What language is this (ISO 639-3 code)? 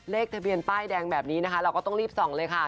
tha